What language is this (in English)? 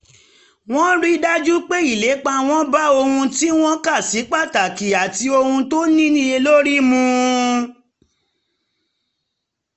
Yoruba